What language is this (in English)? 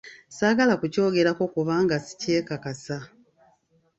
Ganda